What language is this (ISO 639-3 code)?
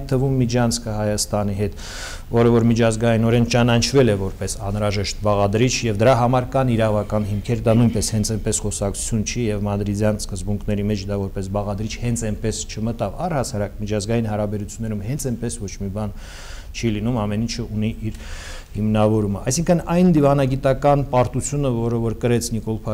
ron